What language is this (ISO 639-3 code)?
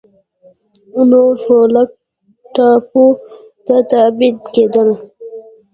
pus